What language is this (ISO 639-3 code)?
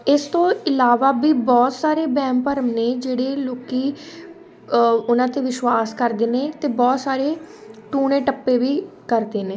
pan